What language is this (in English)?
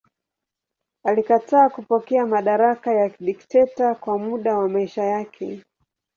Swahili